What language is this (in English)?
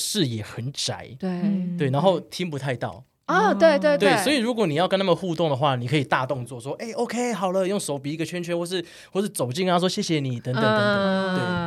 Chinese